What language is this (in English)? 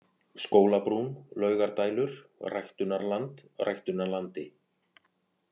Icelandic